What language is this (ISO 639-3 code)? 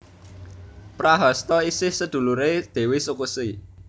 jav